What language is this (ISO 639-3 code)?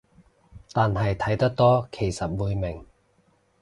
yue